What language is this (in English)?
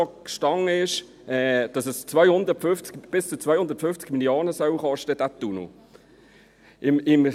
Swiss German